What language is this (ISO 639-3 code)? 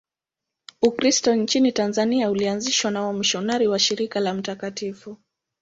swa